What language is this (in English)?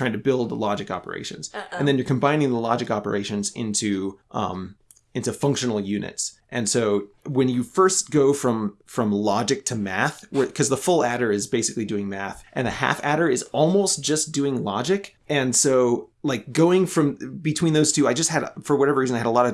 English